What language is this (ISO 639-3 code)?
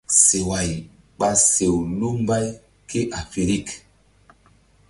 mdd